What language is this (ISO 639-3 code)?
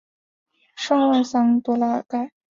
zho